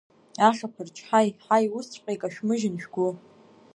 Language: Abkhazian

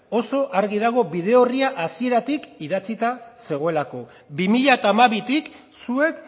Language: Basque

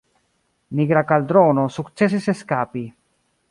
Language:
Esperanto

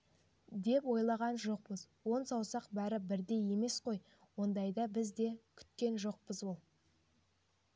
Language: Kazakh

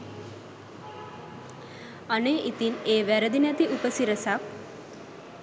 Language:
Sinhala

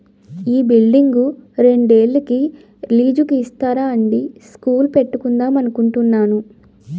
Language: Telugu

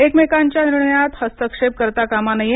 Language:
Marathi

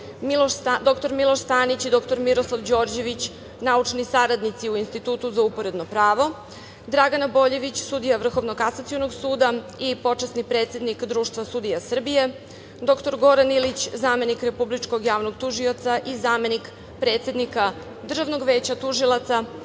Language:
Serbian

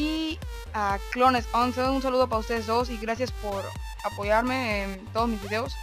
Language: Spanish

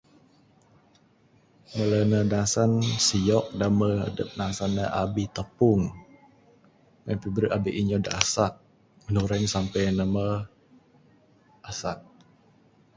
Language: Bukar-Sadung Bidayuh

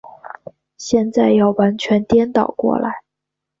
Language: Chinese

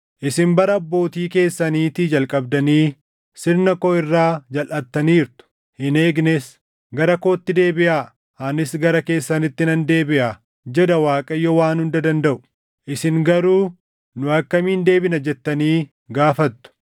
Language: Oromo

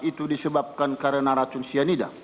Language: Indonesian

